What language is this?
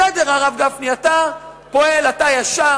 Hebrew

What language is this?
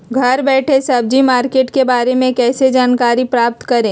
Magahi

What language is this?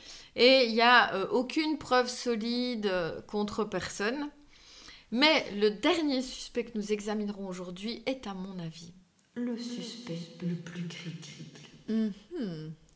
French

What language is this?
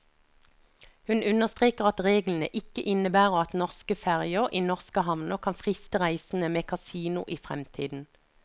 Norwegian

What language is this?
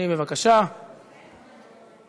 Hebrew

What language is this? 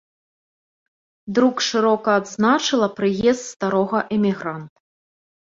Belarusian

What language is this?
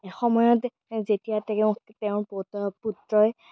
Assamese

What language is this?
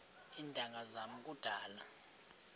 Xhosa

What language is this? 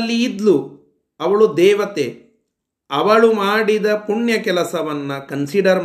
Kannada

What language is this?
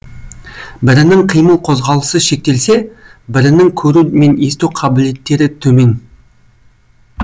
Kazakh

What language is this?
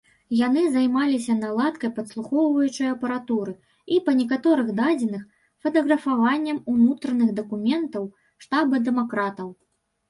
Belarusian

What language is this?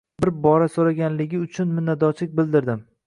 Uzbek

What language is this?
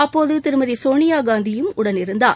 Tamil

